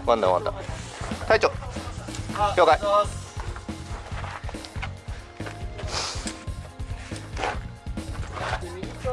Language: Japanese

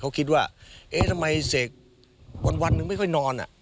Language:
Thai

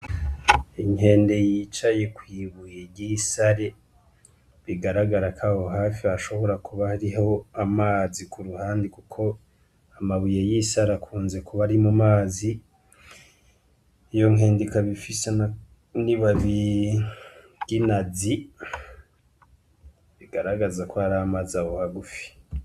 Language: Rundi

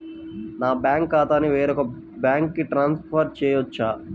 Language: Telugu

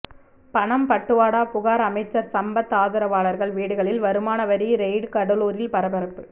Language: Tamil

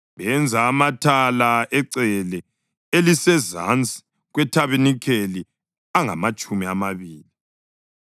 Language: North Ndebele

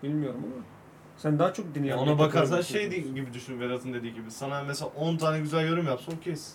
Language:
Turkish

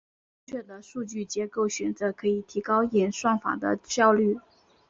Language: Chinese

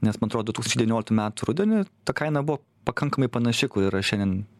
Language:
Lithuanian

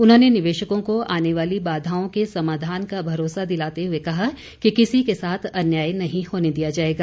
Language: Hindi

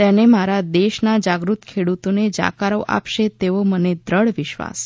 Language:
Gujarati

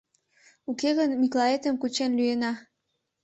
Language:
Mari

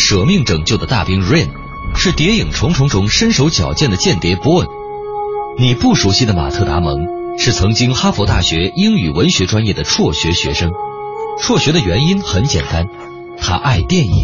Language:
Chinese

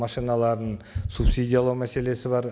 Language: Kazakh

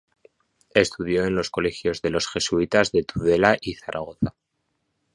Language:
Spanish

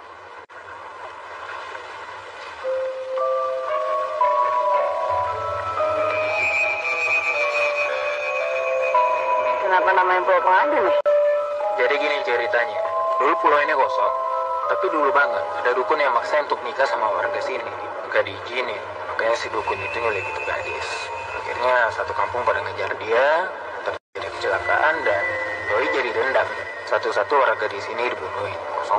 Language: Indonesian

